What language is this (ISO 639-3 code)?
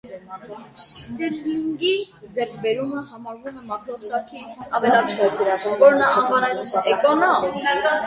hye